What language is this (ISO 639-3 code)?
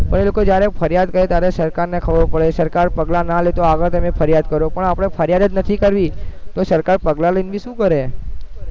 guj